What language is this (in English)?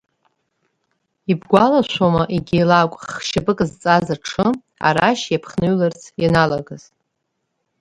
Abkhazian